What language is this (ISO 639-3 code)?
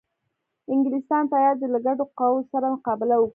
pus